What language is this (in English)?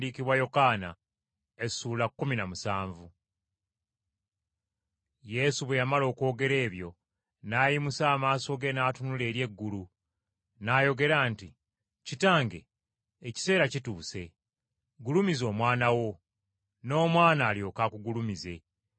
Ganda